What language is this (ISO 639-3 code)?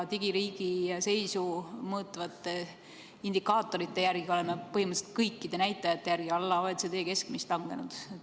est